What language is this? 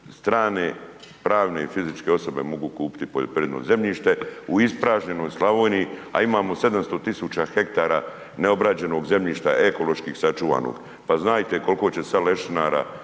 Croatian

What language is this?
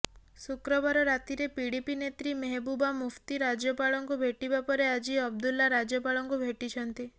Odia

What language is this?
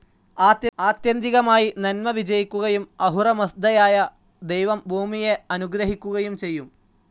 Malayalam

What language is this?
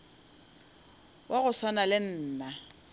Northern Sotho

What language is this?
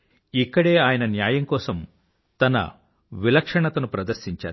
Telugu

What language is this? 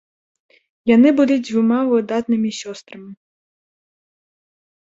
Belarusian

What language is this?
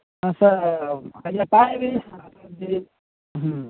Odia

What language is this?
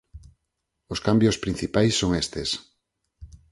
Galician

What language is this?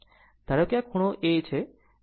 Gujarati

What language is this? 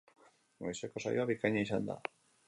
Basque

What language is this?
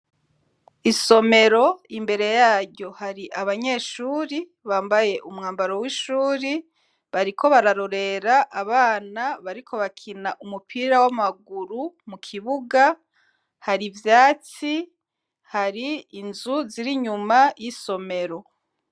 Rundi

